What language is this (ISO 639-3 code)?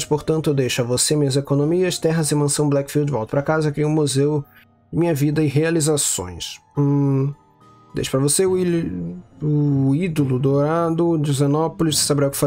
por